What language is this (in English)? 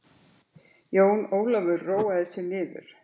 Icelandic